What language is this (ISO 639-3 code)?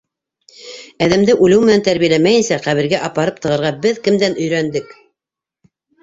bak